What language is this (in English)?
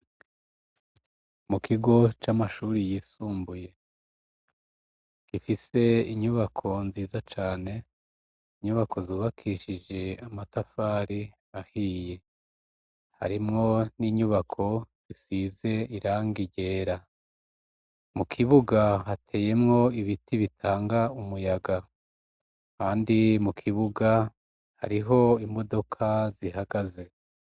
Rundi